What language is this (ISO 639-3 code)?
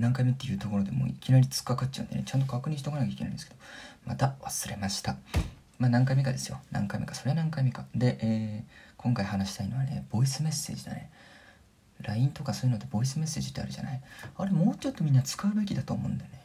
jpn